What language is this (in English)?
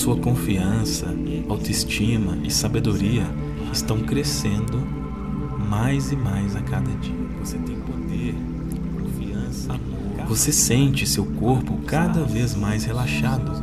Portuguese